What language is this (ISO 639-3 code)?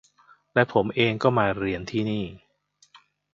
tha